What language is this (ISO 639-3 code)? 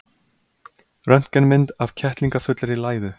isl